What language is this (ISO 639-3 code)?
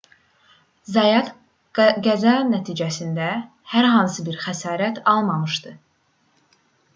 aze